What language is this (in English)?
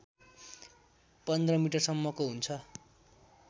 Nepali